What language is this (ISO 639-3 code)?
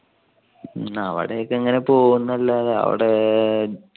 mal